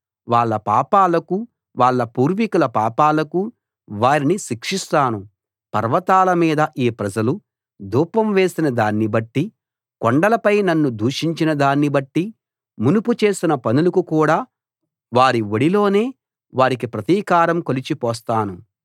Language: Telugu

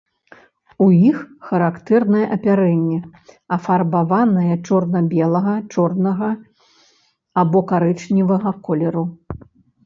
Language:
Belarusian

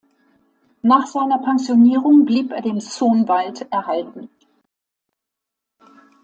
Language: German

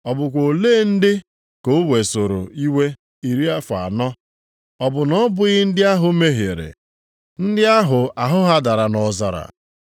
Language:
Igbo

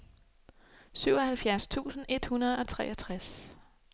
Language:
Danish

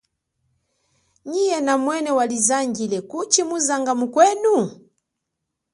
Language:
Chokwe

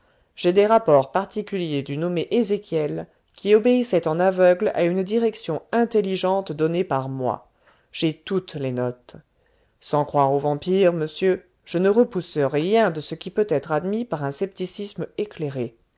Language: French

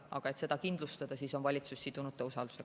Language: Estonian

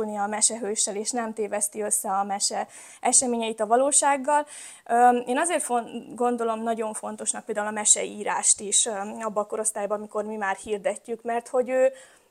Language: Hungarian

